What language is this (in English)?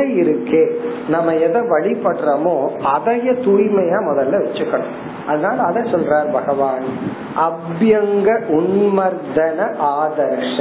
Tamil